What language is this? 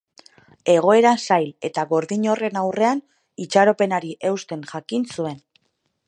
Basque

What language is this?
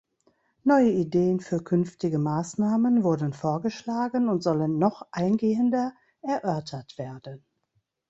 German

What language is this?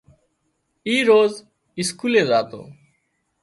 Wadiyara Koli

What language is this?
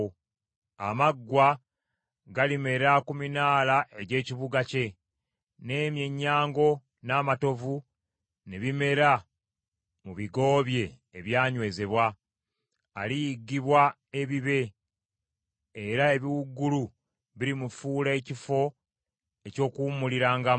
Ganda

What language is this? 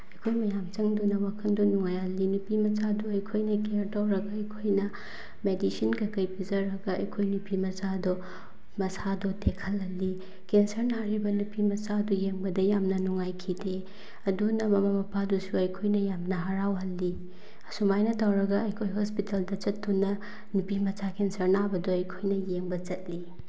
Manipuri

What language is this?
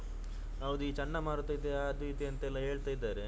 Kannada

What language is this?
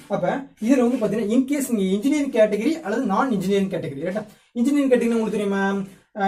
Tamil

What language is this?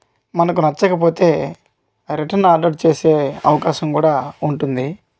Telugu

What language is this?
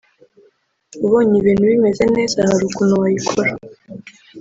Kinyarwanda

